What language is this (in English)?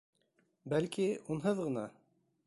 Bashkir